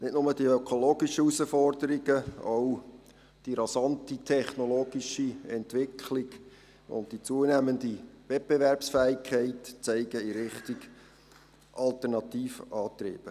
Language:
Swiss German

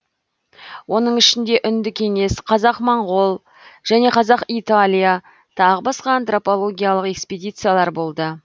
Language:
Kazakh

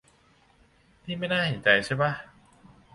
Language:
Thai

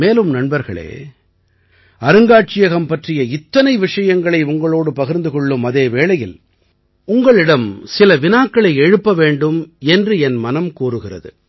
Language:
Tamil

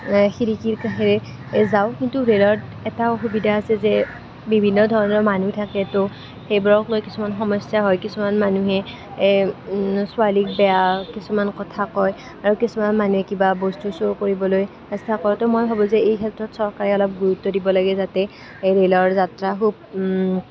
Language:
Assamese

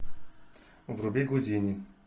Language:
Russian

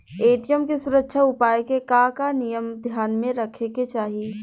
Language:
Bhojpuri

